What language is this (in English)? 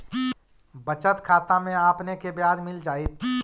Magahi